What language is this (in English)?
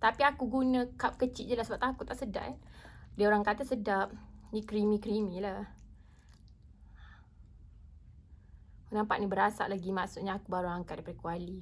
Malay